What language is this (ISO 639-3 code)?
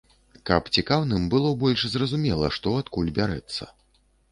bel